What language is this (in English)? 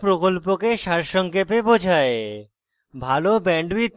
Bangla